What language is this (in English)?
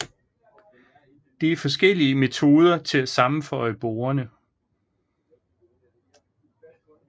Danish